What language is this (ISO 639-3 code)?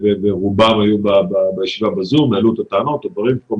heb